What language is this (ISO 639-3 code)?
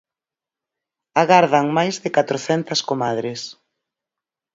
glg